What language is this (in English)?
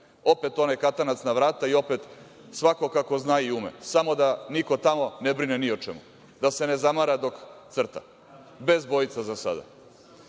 Serbian